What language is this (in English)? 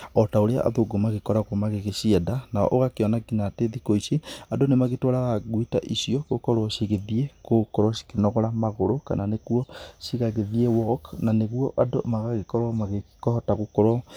Kikuyu